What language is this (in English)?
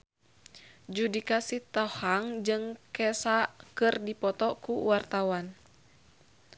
Sundanese